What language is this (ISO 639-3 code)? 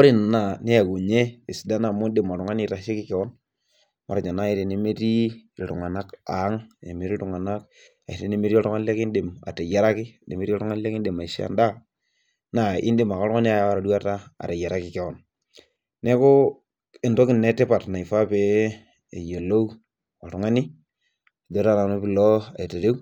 mas